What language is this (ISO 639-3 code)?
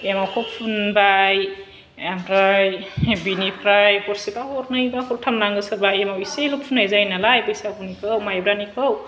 brx